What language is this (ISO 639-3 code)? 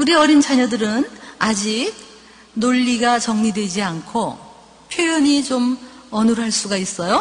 kor